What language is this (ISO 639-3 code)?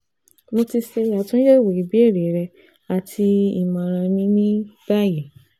yor